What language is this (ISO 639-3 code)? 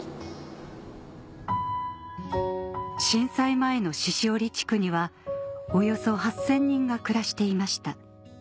jpn